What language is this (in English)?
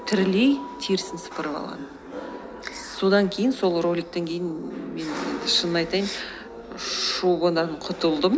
Kazakh